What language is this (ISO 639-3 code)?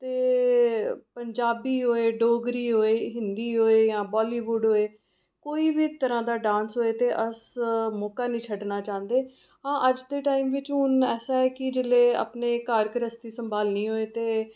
doi